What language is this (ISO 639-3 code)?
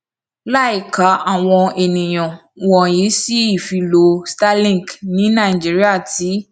yor